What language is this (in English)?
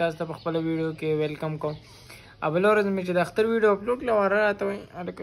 Arabic